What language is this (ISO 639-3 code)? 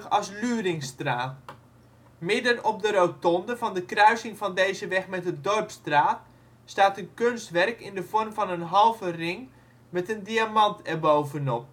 nld